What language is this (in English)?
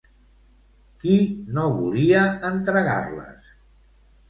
Catalan